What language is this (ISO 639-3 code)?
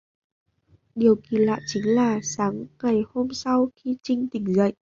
vie